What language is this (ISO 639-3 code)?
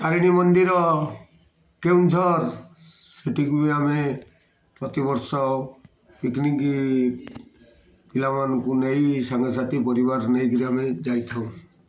ori